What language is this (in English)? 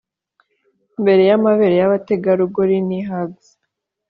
Kinyarwanda